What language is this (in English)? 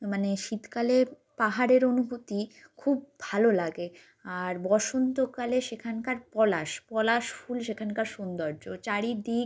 Bangla